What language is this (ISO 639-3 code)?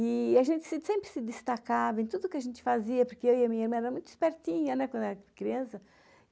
por